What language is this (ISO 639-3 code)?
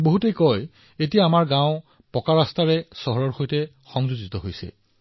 asm